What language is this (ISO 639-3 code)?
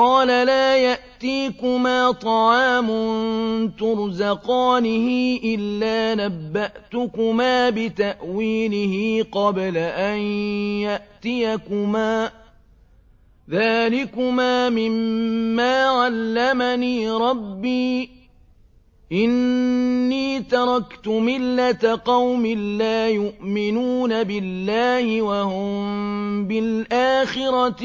ara